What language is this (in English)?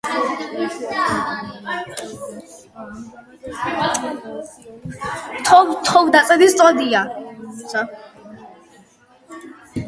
Georgian